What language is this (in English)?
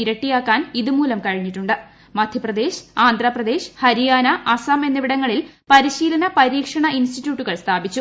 Malayalam